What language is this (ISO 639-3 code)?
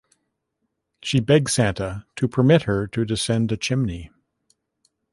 eng